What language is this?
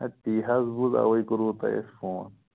Kashmiri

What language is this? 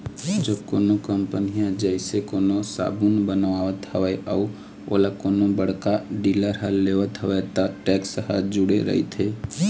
Chhattisgarhi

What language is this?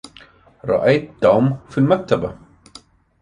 Arabic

